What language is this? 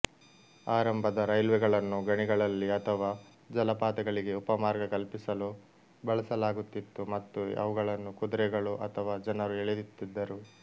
Kannada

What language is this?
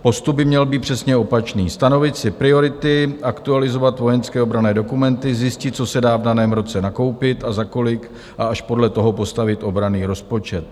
Czech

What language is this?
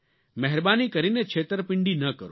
Gujarati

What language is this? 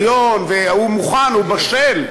Hebrew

